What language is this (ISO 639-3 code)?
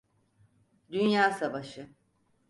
tur